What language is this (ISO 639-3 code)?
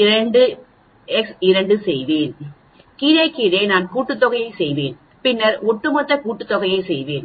tam